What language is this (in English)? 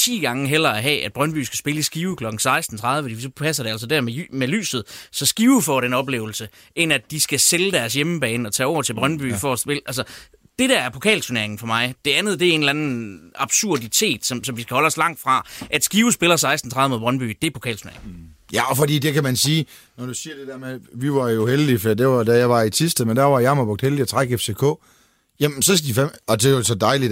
Danish